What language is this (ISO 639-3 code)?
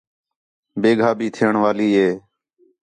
xhe